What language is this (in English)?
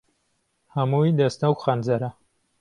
Central Kurdish